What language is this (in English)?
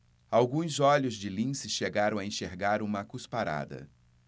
Portuguese